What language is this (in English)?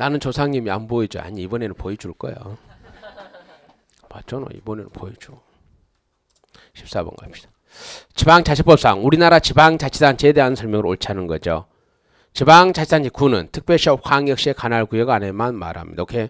Korean